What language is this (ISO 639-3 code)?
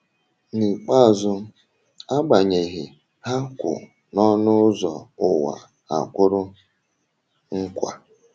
ibo